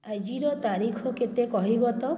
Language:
Odia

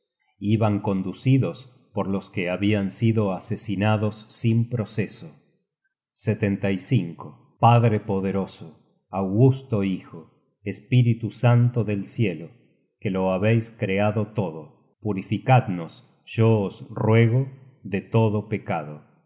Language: Spanish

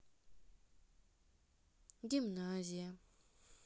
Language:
Russian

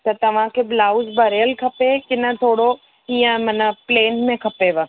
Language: Sindhi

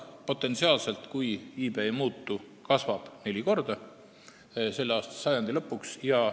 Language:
Estonian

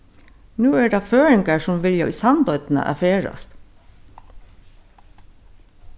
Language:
Faroese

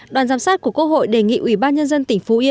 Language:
Vietnamese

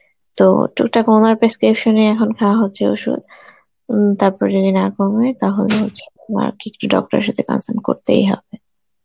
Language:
Bangla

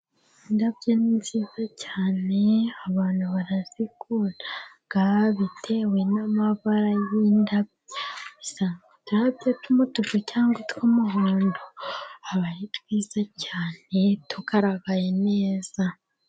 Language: Kinyarwanda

